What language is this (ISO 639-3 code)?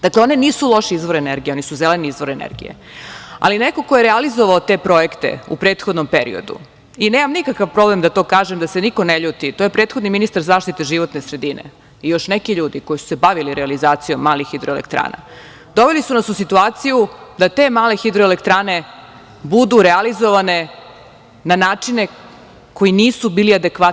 srp